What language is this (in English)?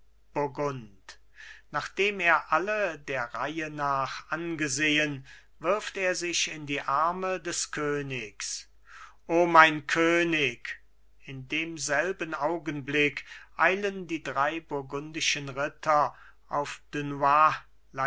German